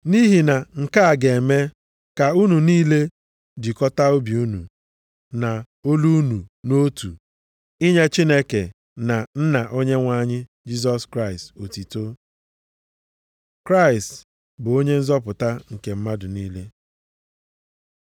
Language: Igbo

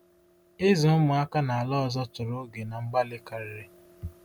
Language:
Igbo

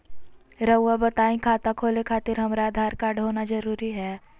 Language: Magahi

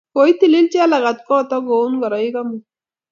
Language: Kalenjin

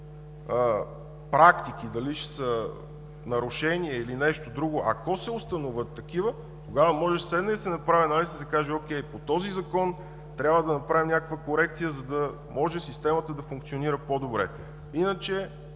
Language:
Bulgarian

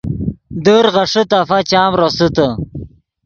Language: Yidgha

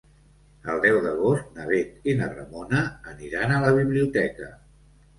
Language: Catalan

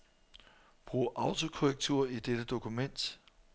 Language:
Danish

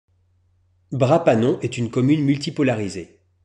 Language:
French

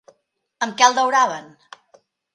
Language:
Catalan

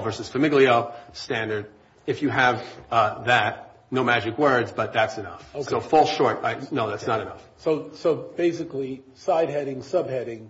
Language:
English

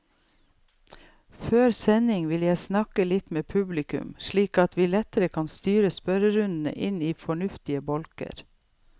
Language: Norwegian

